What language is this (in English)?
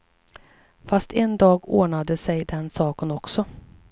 Swedish